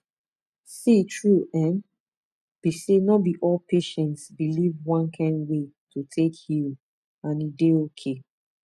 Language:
Nigerian Pidgin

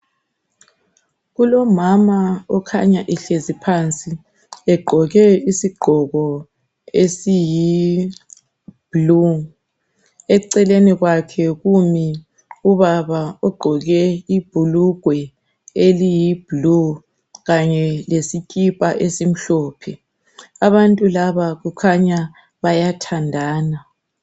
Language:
North Ndebele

